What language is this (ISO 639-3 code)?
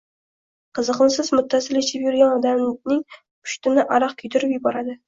uzb